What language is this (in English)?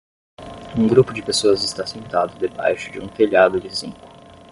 Portuguese